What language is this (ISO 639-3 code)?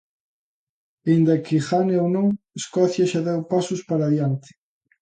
glg